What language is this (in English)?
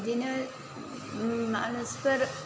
Bodo